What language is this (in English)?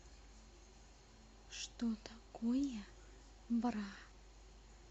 Russian